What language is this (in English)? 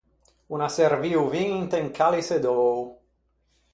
Ligurian